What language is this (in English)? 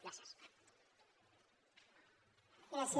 Catalan